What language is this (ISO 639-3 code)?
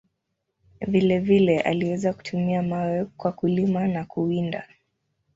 swa